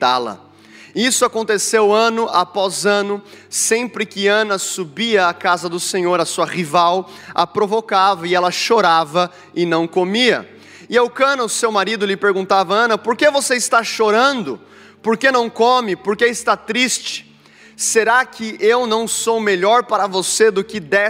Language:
Portuguese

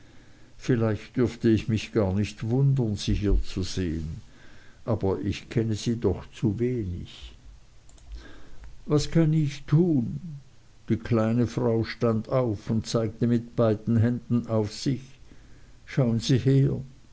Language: German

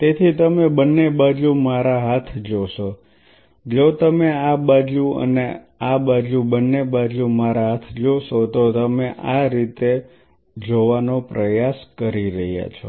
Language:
Gujarati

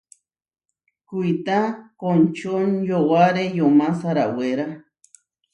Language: Huarijio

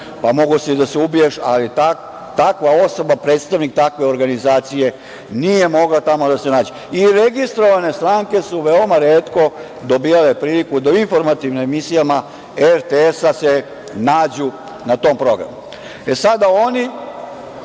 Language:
Serbian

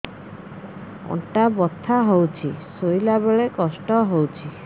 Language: Odia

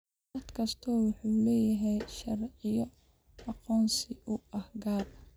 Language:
Somali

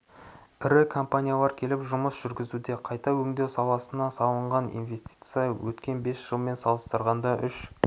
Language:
Kazakh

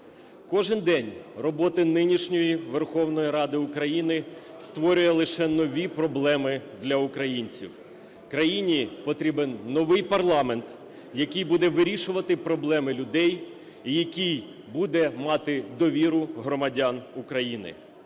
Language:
Ukrainian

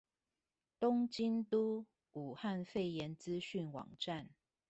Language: Chinese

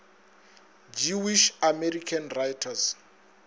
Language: Northern Sotho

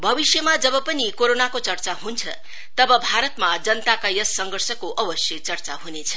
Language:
Nepali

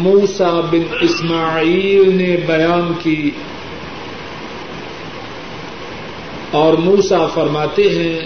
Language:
Urdu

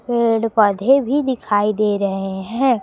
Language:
Hindi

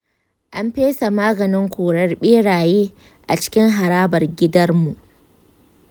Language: Hausa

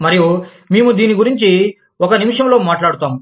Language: Telugu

